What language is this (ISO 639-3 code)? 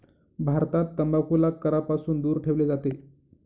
mar